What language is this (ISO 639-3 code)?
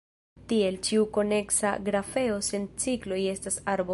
epo